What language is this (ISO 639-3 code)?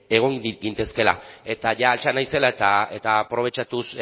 eus